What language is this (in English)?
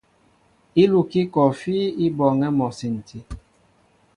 Mbo (Cameroon)